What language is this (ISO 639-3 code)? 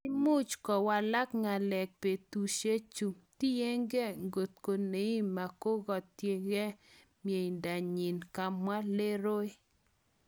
kln